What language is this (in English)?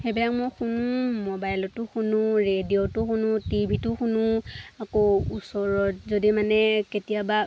Assamese